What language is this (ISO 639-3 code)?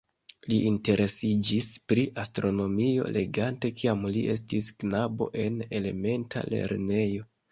epo